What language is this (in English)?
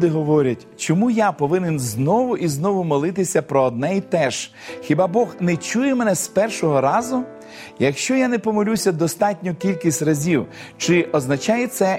Ukrainian